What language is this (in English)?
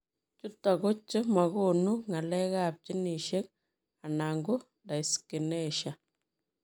Kalenjin